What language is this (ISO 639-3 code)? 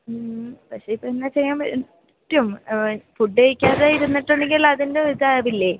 mal